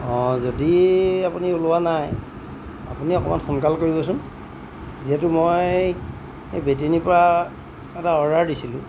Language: Assamese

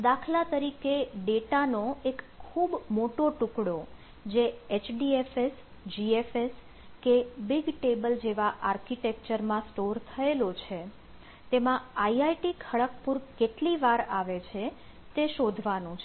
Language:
Gujarati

